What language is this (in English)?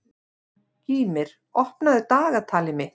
Icelandic